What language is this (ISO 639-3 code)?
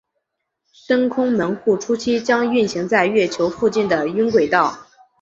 zho